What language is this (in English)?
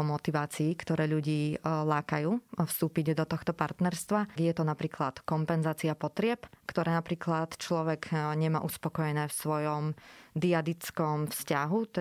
Slovak